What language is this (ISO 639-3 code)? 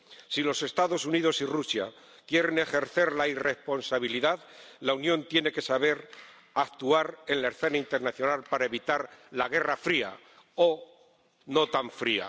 spa